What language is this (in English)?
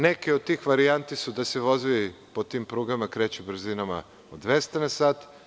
Serbian